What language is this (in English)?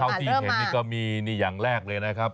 Thai